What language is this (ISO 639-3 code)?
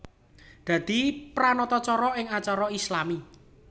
jav